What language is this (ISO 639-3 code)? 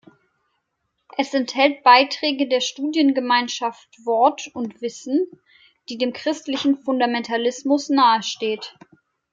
deu